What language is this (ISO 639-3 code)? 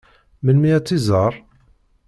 kab